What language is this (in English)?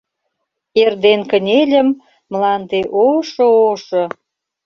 Mari